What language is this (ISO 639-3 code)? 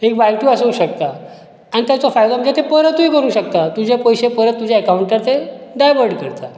kok